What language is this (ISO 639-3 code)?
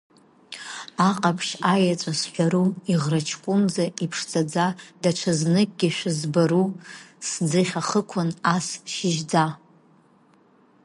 abk